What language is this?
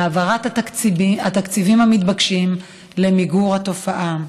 Hebrew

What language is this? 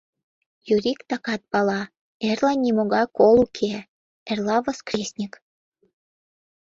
Mari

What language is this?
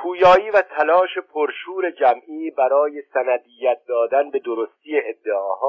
Persian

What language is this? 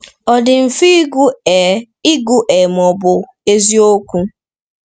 Igbo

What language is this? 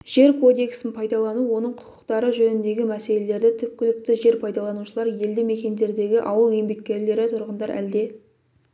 Kazakh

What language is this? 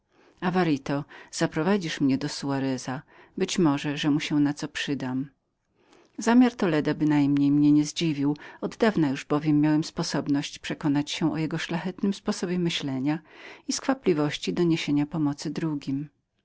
Polish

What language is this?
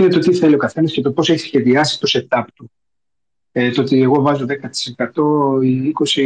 Greek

